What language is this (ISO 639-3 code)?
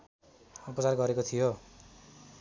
nep